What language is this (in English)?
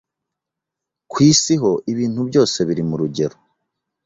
Kinyarwanda